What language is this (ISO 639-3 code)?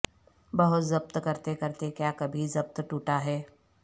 urd